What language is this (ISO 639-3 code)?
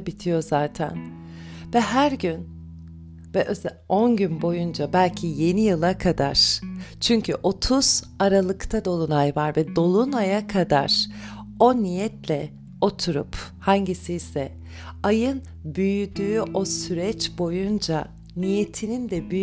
tur